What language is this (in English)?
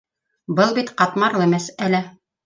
Bashkir